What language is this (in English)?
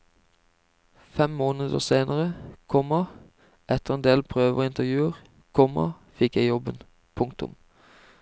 Norwegian